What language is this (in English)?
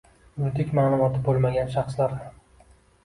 Uzbek